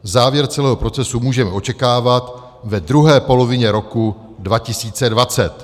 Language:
Czech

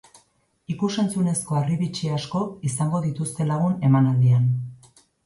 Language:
Basque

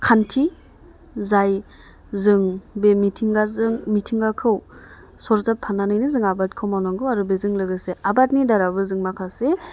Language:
Bodo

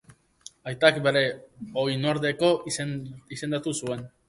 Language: Basque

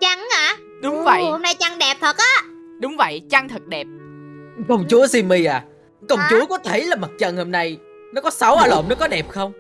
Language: Vietnamese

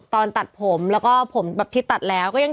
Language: Thai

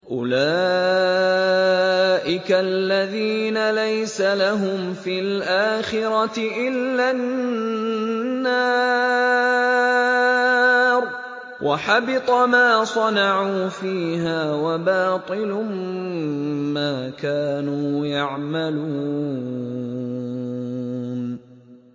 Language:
Arabic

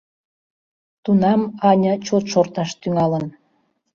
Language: Mari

